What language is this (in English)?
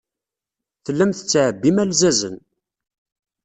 Kabyle